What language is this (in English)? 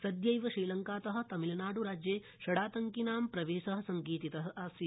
Sanskrit